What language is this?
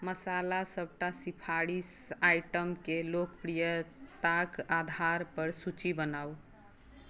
Maithili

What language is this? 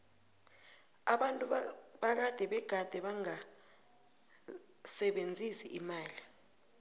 South Ndebele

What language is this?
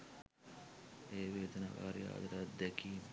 Sinhala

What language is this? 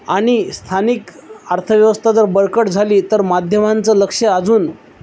Marathi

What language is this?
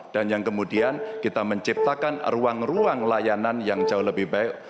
Indonesian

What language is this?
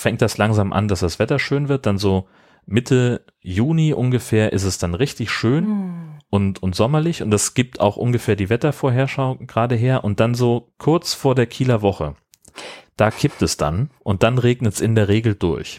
German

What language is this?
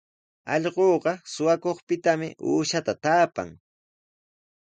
Sihuas Ancash Quechua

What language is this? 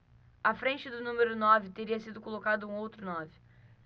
Portuguese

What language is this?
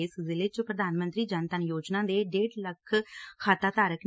Punjabi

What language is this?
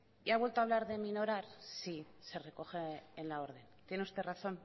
Spanish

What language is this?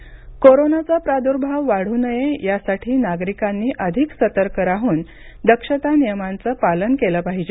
Marathi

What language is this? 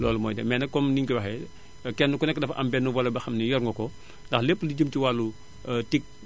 Wolof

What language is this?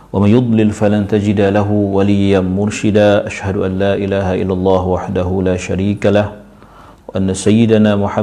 Malay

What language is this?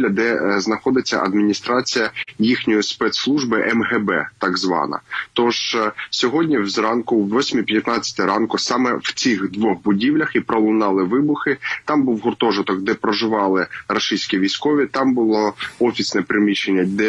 Ukrainian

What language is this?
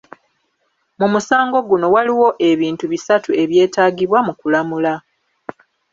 Ganda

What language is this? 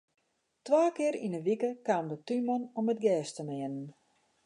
Western Frisian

